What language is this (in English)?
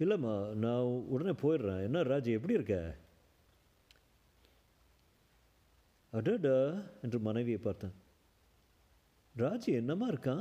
Tamil